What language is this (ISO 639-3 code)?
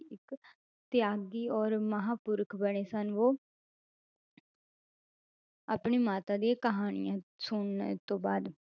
pan